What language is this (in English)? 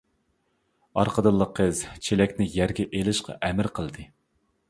Uyghur